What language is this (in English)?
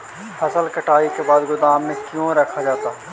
Magahi